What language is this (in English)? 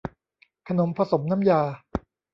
Thai